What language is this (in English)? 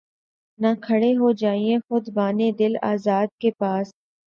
Urdu